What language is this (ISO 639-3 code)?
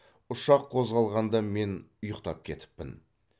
kaz